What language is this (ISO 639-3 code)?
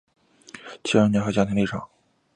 zho